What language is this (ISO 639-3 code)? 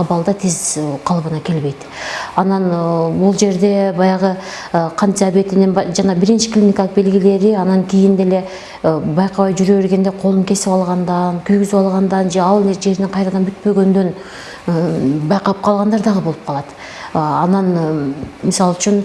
tur